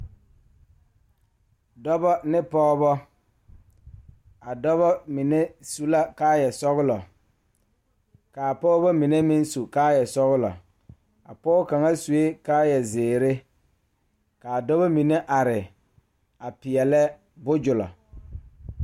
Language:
Southern Dagaare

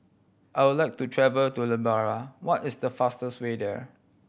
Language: English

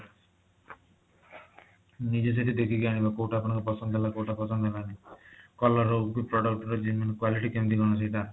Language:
Odia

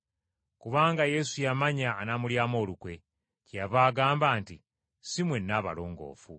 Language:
Ganda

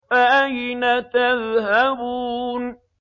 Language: Arabic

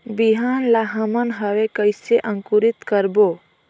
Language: Chhattisgarhi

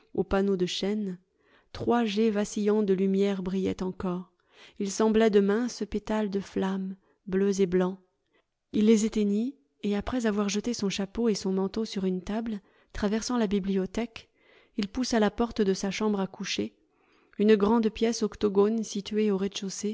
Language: French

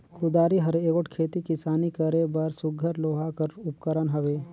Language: Chhattisgarhi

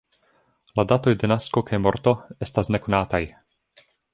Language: Esperanto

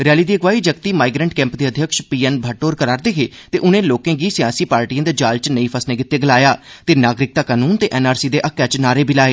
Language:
Dogri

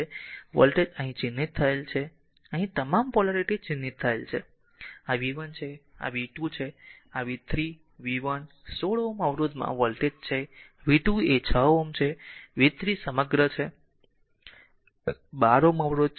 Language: Gujarati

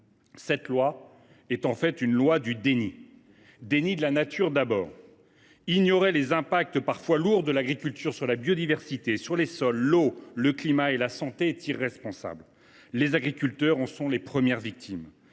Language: French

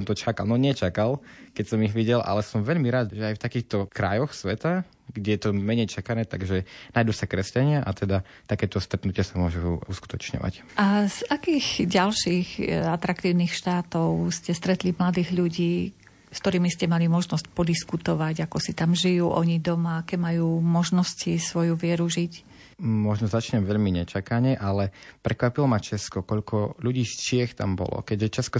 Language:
Slovak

